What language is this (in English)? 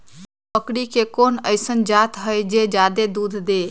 Magahi